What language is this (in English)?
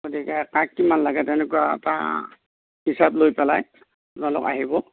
Assamese